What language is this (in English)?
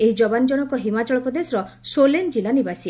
Odia